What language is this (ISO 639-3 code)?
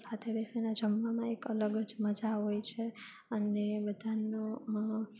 guj